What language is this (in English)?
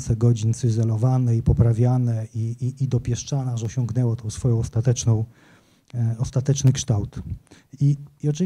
Polish